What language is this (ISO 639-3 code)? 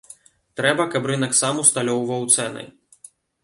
bel